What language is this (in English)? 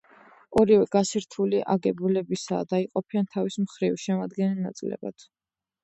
Georgian